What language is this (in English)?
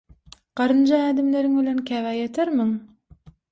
Turkmen